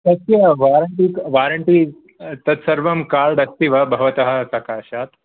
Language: Sanskrit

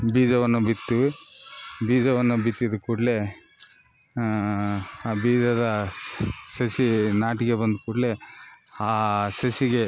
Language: Kannada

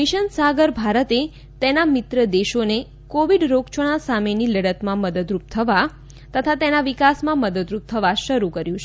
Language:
Gujarati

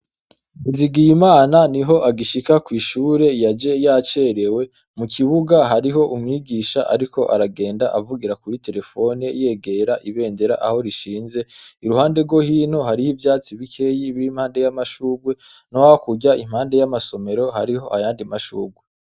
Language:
Rundi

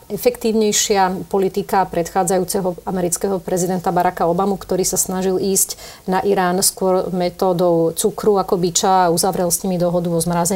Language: Slovak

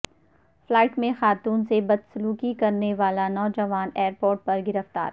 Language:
Urdu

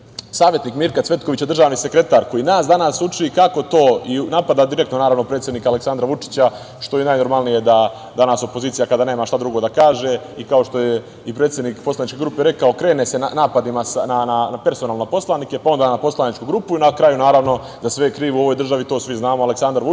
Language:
Serbian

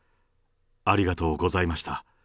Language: Japanese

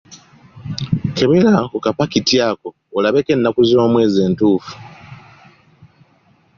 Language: Ganda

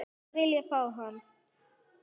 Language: Icelandic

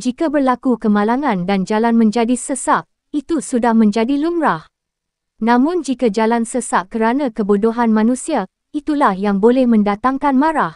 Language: Malay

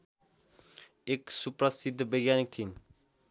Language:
Nepali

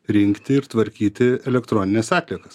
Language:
Lithuanian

